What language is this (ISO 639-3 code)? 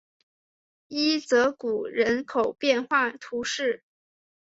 zho